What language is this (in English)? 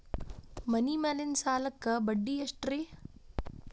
Kannada